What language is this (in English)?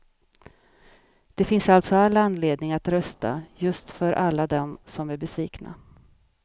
Swedish